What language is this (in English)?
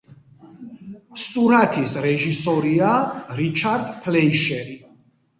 Georgian